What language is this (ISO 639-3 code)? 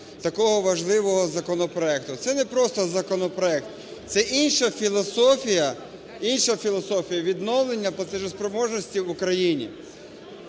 ukr